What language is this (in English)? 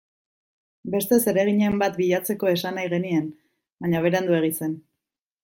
Basque